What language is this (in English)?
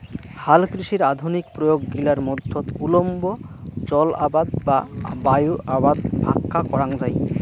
Bangla